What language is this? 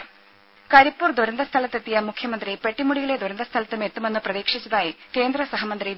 Malayalam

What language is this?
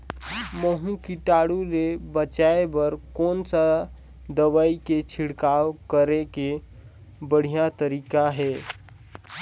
Chhattisgarhi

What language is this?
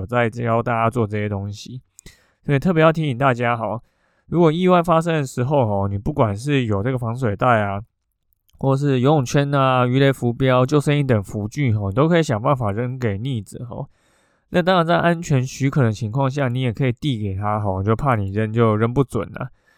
Chinese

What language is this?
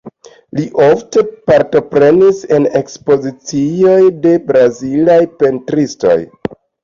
Esperanto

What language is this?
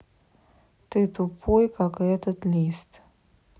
Russian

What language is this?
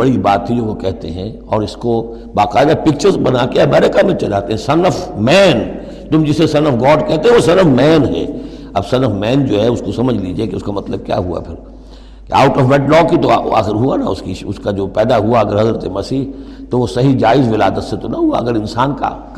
Urdu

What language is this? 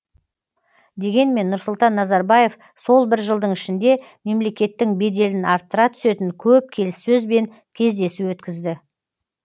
Kazakh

